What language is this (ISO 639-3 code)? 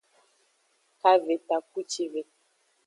ajg